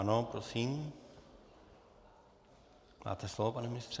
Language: Czech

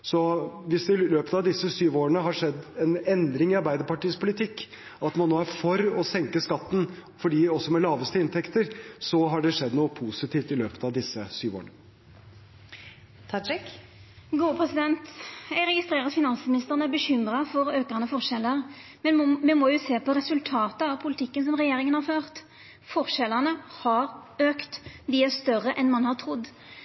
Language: Norwegian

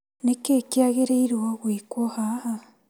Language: Kikuyu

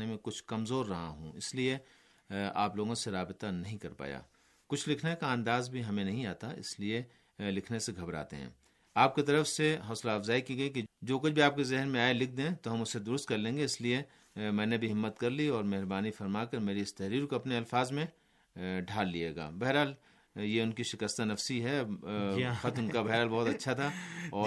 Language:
Urdu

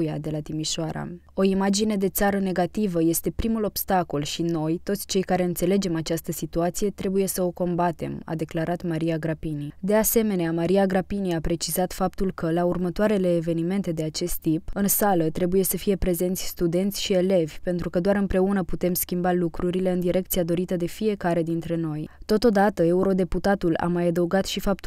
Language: Romanian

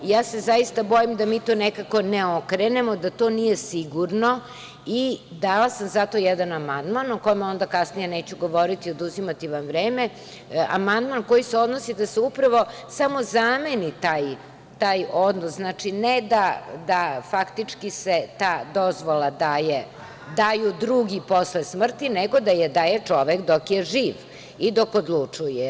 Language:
Serbian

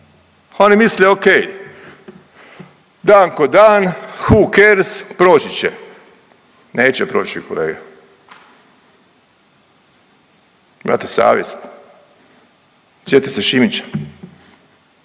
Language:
Croatian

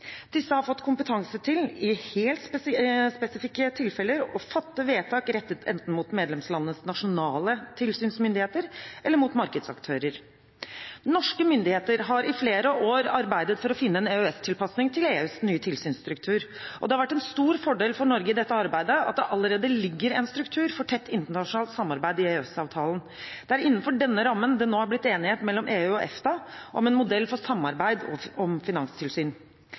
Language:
Norwegian Bokmål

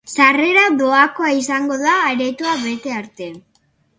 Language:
Basque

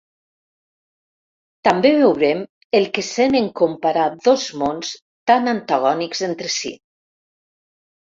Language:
Catalan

